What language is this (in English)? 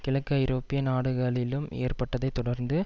Tamil